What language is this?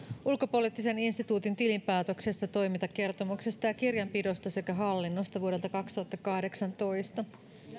Finnish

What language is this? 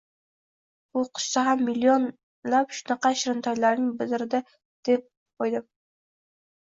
Uzbek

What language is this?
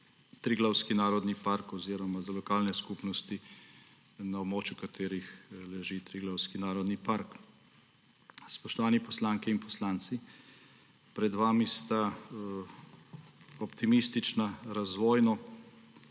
Slovenian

